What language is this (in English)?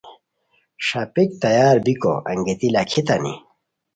Khowar